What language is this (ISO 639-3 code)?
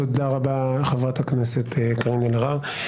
heb